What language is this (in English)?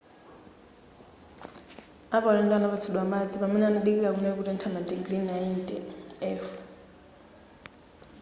Nyanja